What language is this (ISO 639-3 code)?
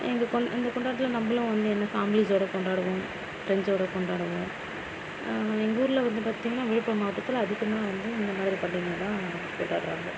tam